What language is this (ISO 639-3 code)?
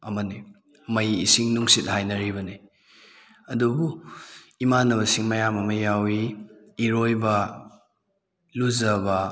mni